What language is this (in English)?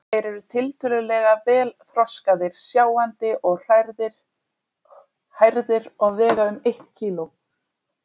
Icelandic